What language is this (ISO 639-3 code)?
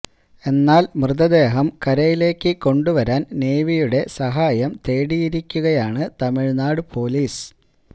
mal